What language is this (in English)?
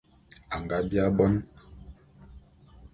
Bulu